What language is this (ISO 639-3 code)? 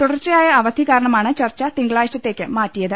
mal